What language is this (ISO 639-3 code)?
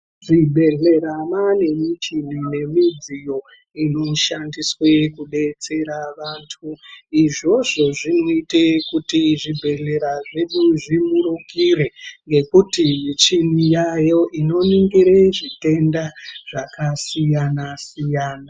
ndc